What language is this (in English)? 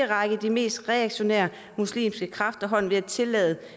Danish